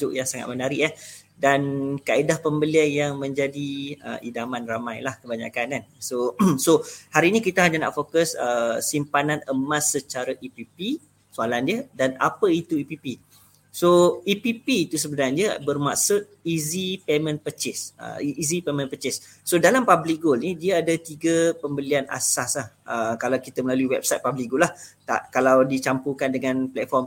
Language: Malay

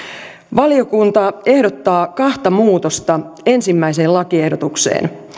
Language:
Finnish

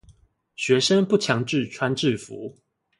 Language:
Chinese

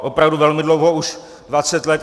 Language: Czech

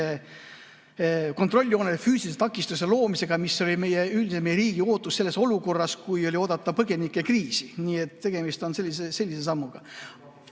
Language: Estonian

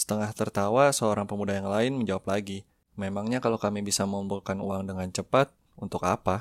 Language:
Indonesian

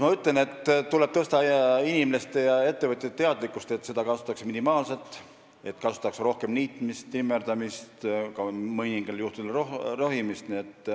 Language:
Estonian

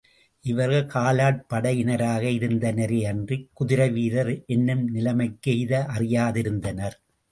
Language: Tamil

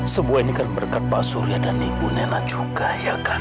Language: Indonesian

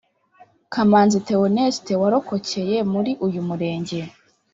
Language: Kinyarwanda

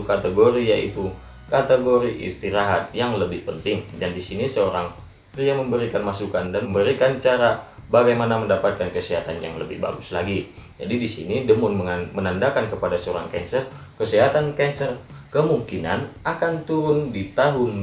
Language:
Indonesian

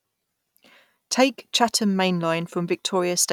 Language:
English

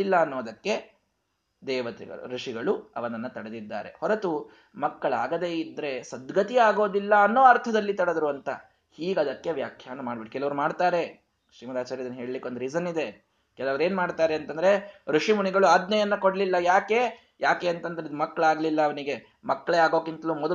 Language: Kannada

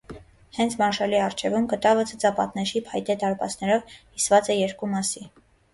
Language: Armenian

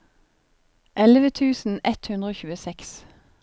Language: Norwegian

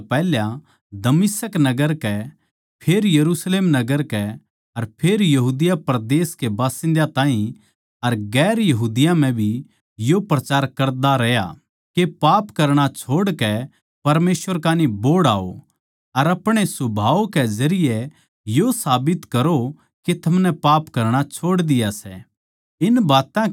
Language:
Haryanvi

